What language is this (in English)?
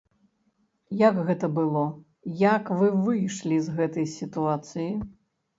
Belarusian